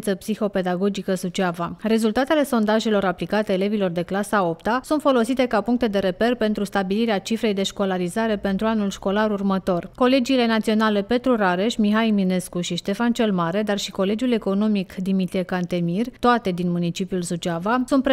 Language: Romanian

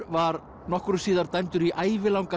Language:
Icelandic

